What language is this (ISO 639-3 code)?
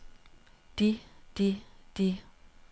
dan